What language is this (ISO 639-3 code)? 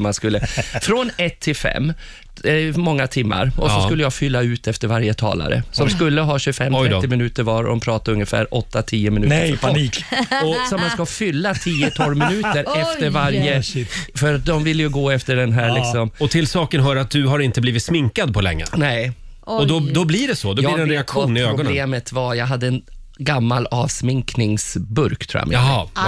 swe